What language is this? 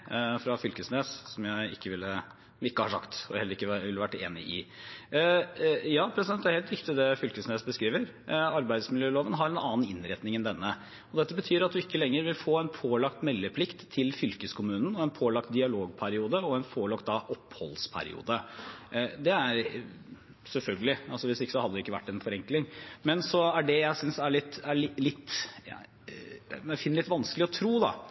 Norwegian Bokmål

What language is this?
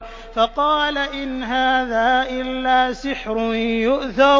Arabic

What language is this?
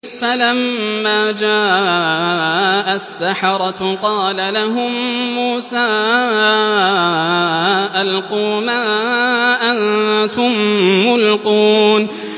Arabic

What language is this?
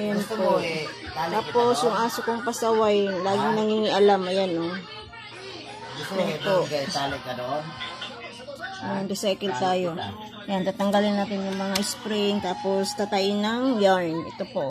Filipino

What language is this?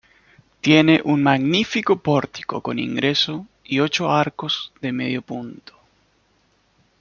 Spanish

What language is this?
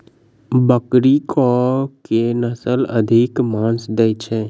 Maithili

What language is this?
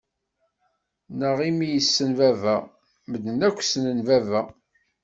Kabyle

